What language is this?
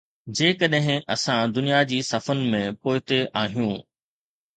Sindhi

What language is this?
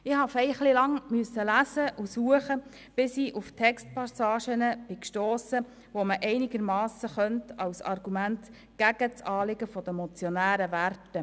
Swiss German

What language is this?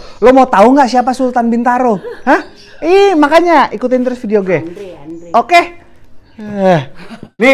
Indonesian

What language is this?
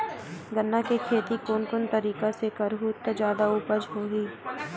Chhattisgarhi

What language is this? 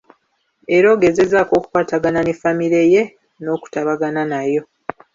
Ganda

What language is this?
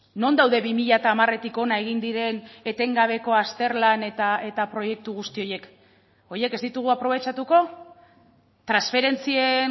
Basque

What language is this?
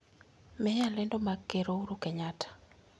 Luo (Kenya and Tanzania)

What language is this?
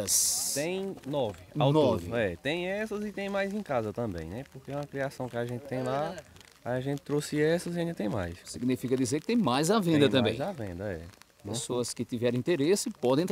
Portuguese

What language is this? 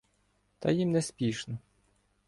Ukrainian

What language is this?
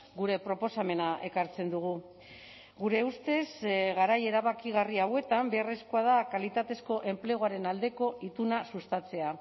Basque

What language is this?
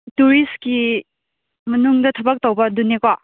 Manipuri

